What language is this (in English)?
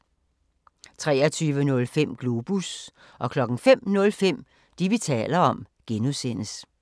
Danish